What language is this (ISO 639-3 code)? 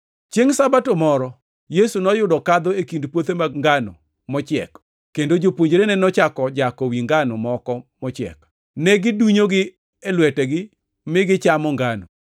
luo